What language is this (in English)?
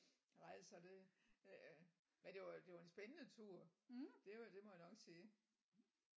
Danish